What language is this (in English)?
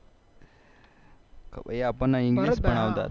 Gujarati